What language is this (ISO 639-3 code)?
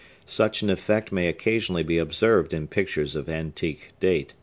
eng